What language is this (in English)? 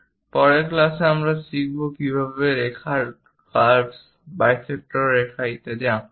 Bangla